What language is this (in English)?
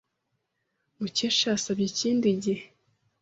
Kinyarwanda